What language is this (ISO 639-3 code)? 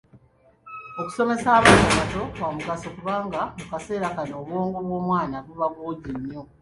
lug